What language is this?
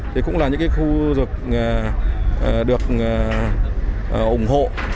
Vietnamese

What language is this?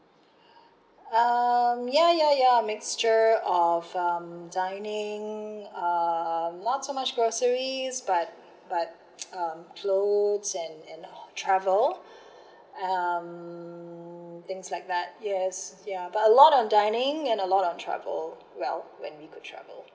English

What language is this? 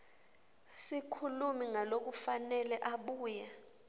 Swati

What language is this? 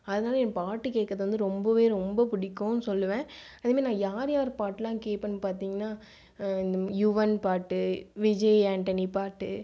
Tamil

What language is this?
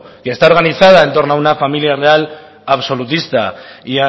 Spanish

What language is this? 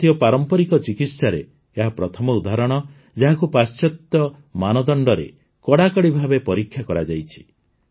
Odia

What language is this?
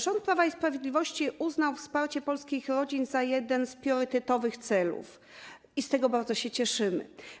Polish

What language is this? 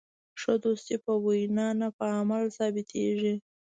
Pashto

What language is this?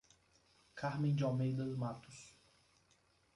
Portuguese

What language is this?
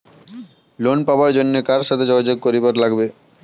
Bangla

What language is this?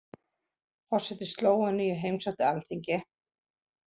Icelandic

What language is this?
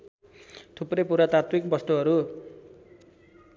Nepali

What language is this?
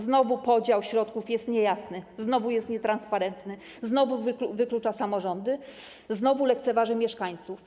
Polish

